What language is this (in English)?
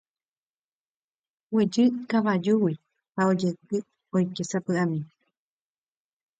Guarani